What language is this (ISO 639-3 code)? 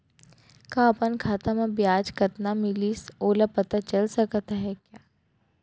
hne